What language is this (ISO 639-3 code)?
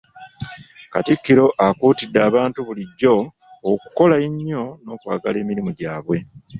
lug